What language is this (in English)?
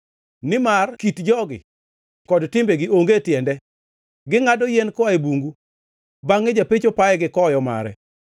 Luo (Kenya and Tanzania)